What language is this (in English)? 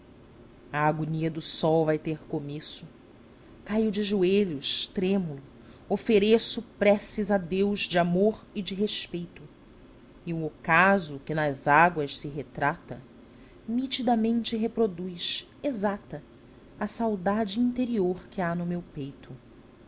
Portuguese